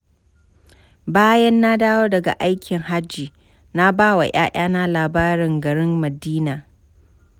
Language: Hausa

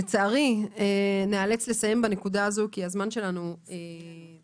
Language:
Hebrew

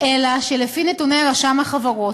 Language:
Hebrew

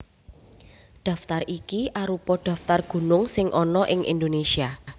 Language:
Javanese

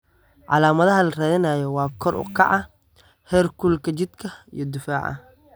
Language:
Somali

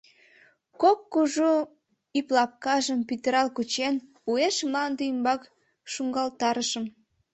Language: Mari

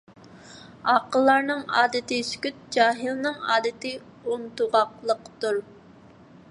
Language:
Uyghur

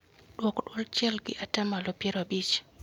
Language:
Luo (Kenya and Tanzania)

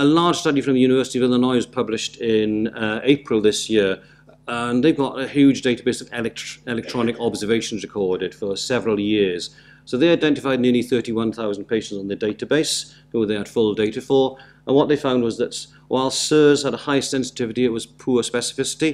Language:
English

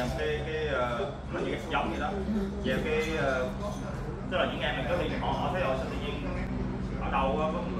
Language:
Vietnamese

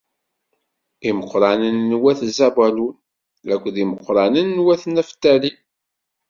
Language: Kabyle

